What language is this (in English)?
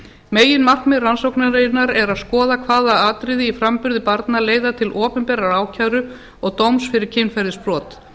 Icelandic